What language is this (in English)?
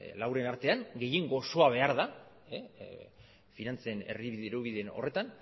Basque